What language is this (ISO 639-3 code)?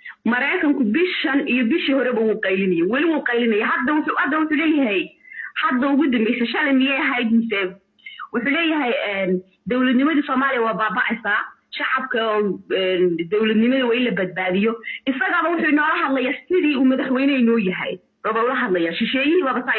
ara